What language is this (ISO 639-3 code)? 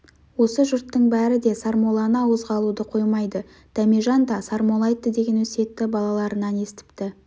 kaz